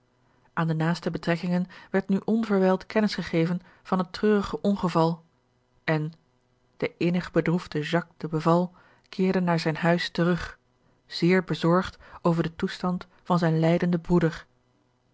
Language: Dutch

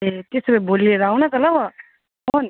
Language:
Nepali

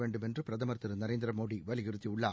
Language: Tamil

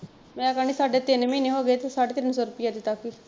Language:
Punjabi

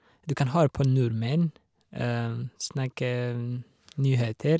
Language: Norwegian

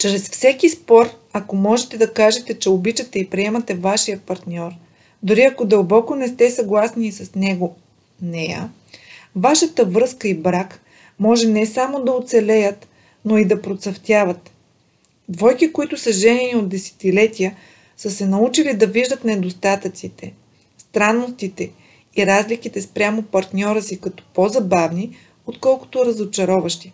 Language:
Bulgarian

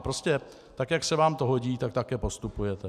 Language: Czech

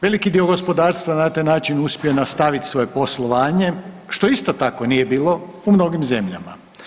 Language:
Croatian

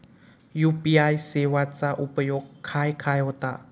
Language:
Marathi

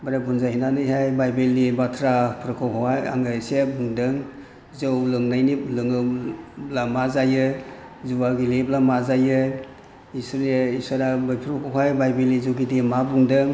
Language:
Bodo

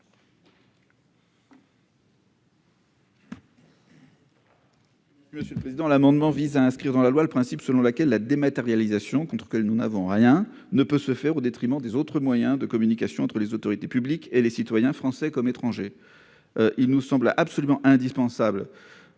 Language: French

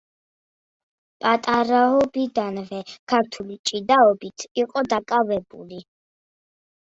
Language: Georgian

